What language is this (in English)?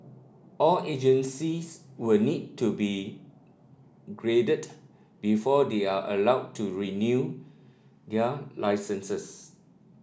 English